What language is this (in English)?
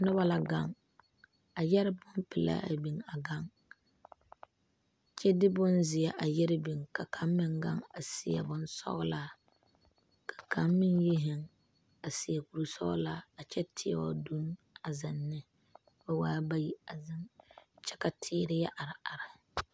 Southern Dagaare